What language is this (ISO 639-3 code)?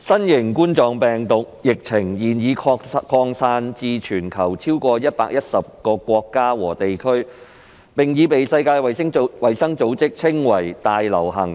yue